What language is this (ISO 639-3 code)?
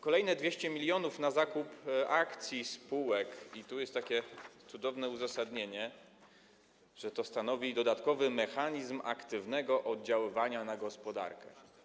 pol